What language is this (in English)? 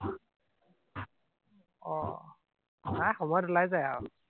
Assamese